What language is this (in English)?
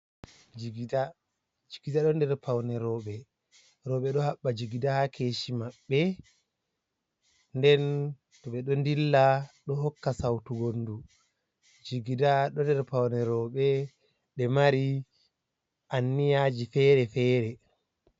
Fula